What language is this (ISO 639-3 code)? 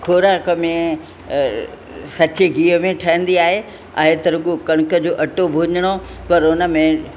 snd